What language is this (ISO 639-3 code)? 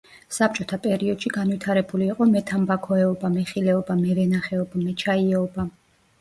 kat